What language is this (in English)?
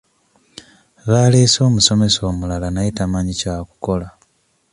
Ganda